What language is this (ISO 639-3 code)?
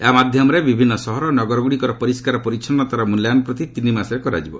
ori